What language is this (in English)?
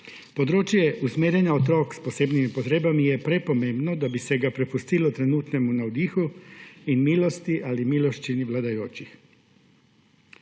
Slovenian